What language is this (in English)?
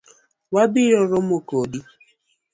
Luo (Kenya and Tanzania)